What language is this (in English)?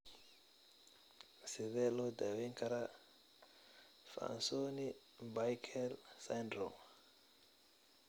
Somali